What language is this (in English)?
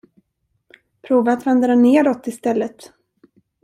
Swedish